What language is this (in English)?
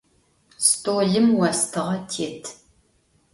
Adyghe